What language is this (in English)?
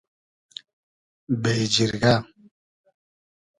Hazaragi